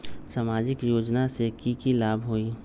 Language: Magahi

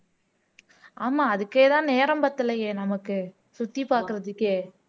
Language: Tamil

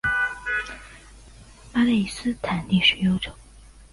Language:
Chinese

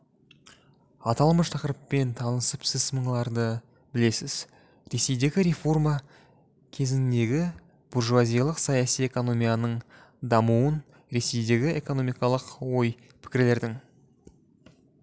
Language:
Kazakh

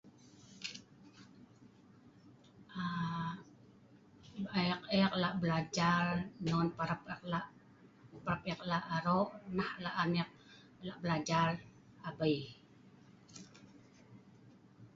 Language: Sa'ban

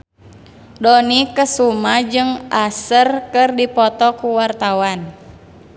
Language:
Sundanese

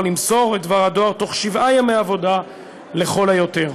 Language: Hebrew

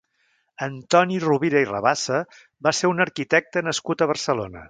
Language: Catalan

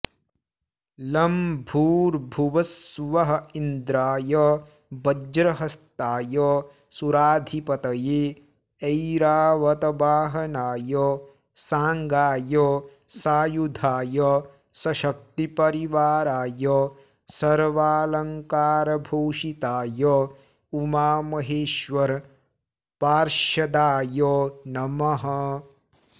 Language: Sanskrit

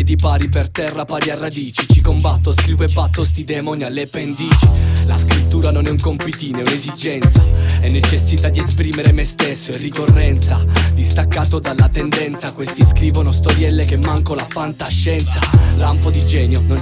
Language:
Italian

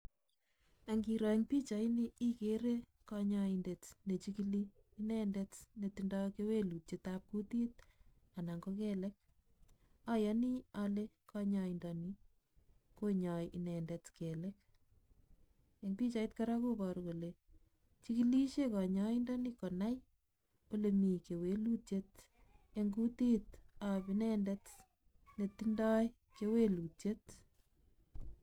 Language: Kalenjin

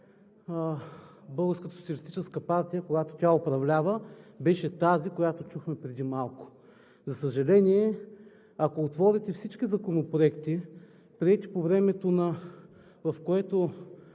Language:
Bulgarian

